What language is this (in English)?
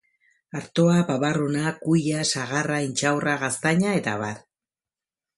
Basque